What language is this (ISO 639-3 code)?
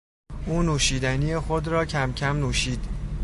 fas